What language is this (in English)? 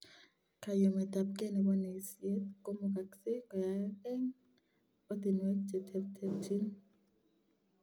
Kalenjin